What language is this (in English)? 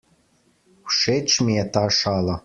Slovenian